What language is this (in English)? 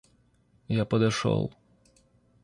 Russian